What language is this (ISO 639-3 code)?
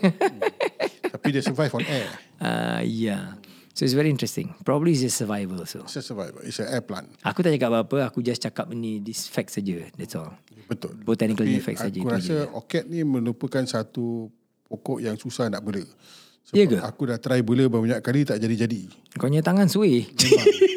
msa